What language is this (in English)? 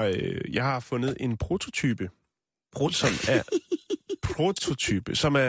Danish